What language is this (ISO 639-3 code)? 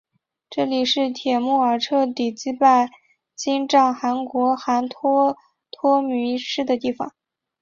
zho